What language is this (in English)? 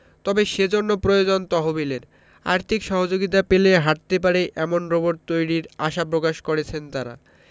Bangla